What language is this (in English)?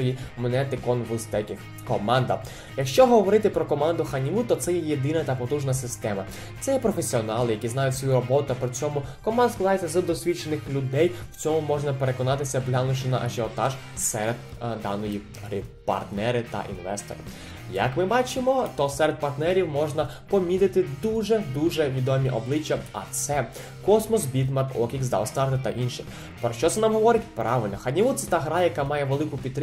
Ukrainian